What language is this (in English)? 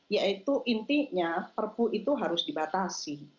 Indonesian